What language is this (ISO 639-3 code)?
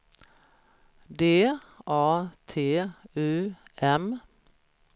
swe